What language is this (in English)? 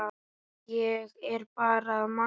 Icelandic